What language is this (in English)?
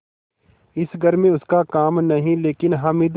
Hindi